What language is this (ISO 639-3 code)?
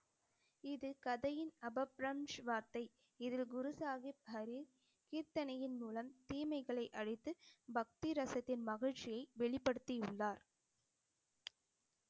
tam